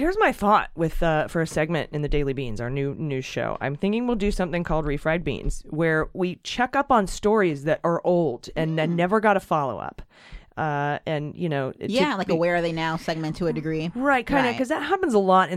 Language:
English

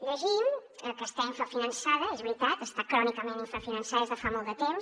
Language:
Catalan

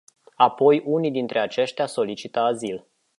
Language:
Romanian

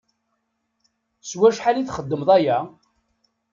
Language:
Kabyle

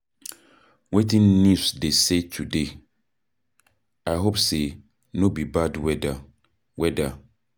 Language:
Nigerian Pidgin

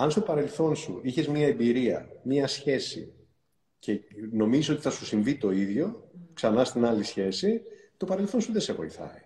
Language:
Greek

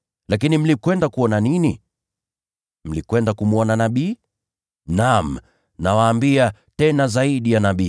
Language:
Swahili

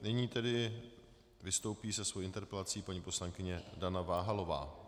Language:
Czech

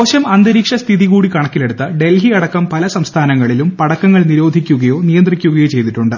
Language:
Malayalam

